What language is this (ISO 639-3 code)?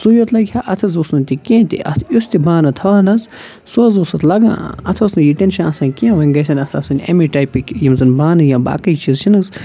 kas